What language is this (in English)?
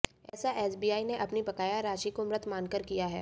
Hindi